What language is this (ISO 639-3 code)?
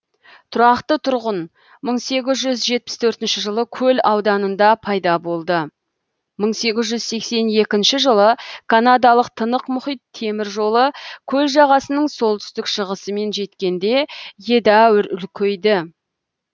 kaz